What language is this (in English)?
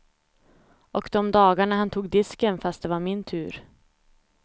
Swedish